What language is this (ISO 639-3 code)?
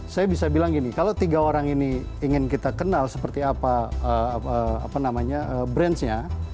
ind